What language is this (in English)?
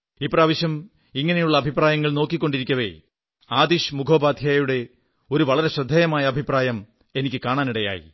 Malayalam